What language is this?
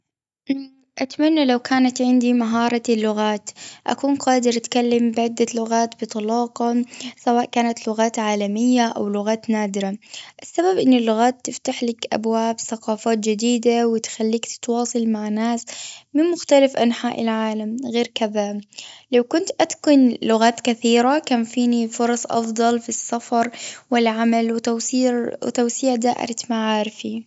Gulf Arabic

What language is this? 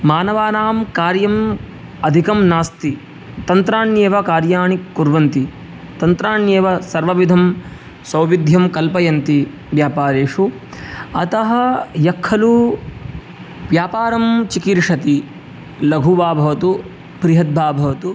Sanskrit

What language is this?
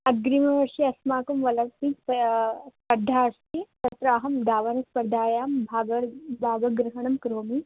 Sanskrit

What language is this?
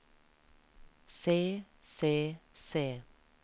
Norwegian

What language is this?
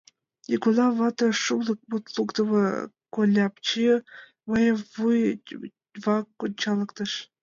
Mari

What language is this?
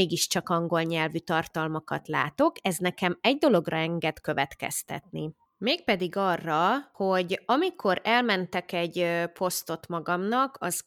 Hungarian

